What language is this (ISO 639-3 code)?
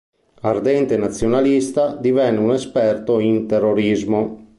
ita